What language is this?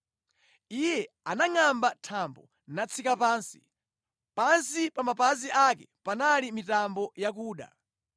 Nyanja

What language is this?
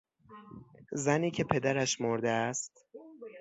Persian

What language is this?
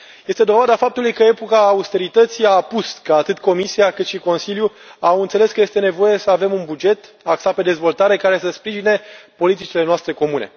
Romanian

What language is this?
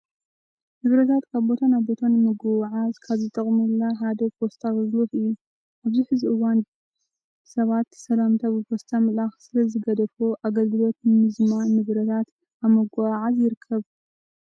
Tigrinya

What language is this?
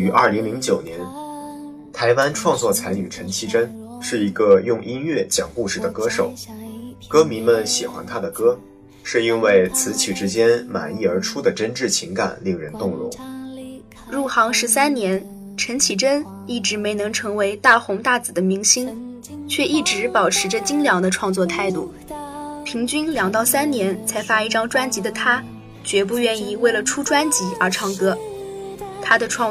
Chinese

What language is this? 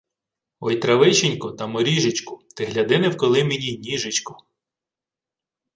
Ukrainian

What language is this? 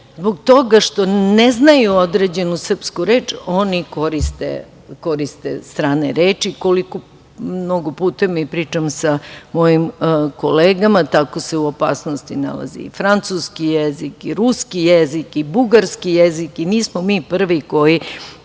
Serbian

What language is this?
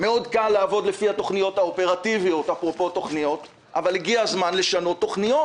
Hebrew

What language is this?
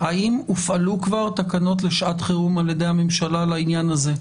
Hebrew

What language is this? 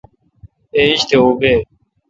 Kalkoti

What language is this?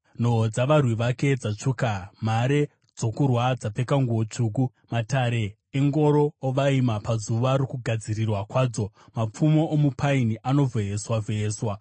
Shona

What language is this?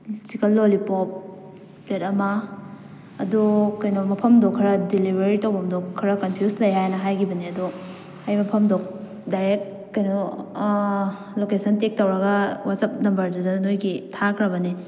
Manipuri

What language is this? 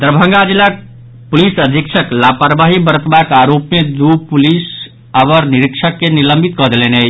Maithili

